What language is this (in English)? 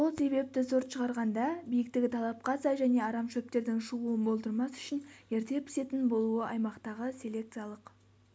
Kazakh